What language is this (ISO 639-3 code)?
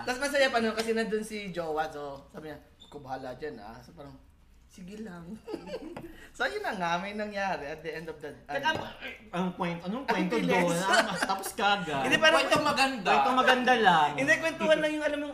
fil